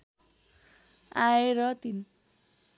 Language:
Nepali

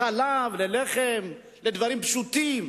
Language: Hebrew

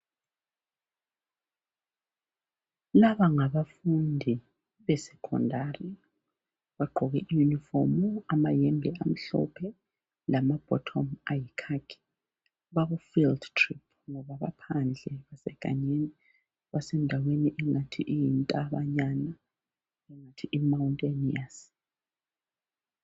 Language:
North Ndebele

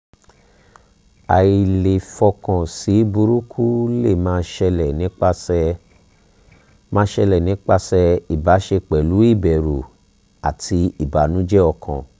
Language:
Yoruba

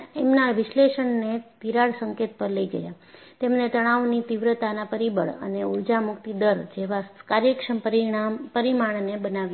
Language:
Gujarati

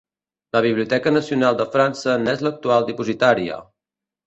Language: Catalan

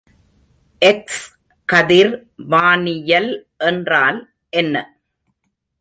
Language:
Tamil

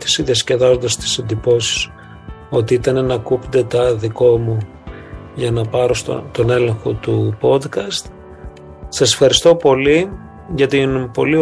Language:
Greek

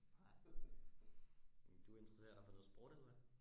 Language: Danish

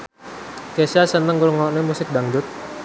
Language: Javanese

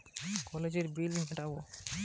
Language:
Bangla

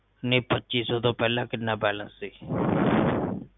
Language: Punjabi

